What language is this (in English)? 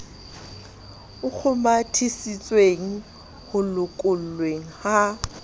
Southern Sotho